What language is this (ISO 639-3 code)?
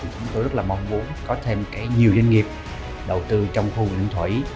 vie